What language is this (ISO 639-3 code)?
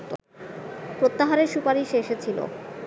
ben